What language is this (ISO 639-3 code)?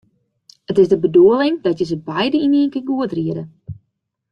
fry